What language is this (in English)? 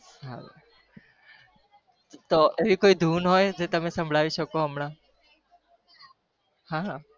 Gujarati